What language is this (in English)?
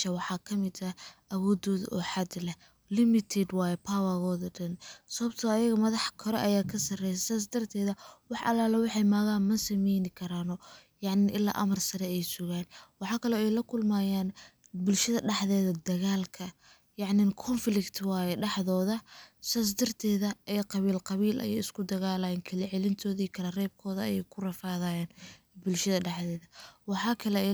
Somali